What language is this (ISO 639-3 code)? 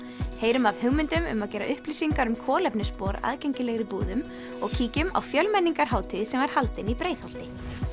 isl